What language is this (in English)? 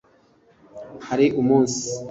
Kinyarwanda